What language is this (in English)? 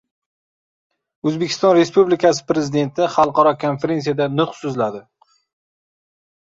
Uzbek